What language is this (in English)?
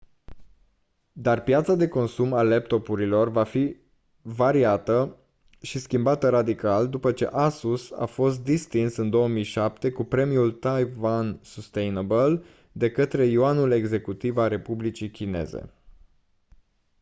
Romanian